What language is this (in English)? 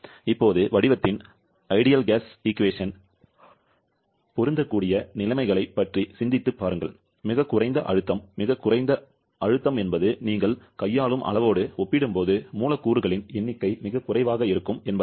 Tamil